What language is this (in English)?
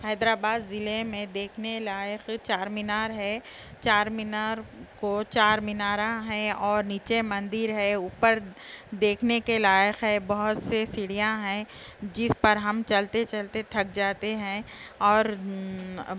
Urdu